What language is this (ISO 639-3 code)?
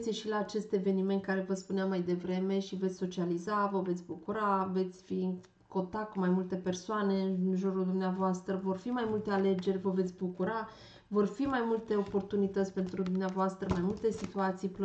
ron